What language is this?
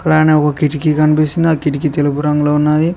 Telugu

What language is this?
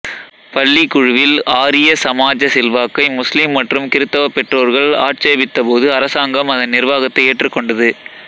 Tamil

